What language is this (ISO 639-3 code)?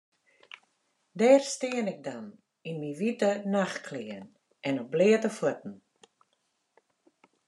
fry